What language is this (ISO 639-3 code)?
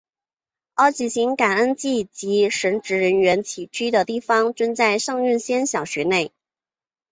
zho